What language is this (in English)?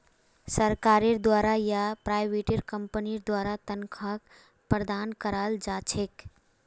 Magahi